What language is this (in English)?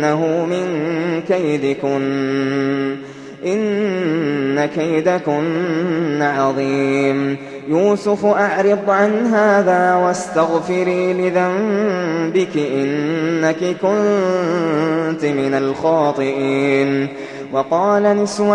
Arabic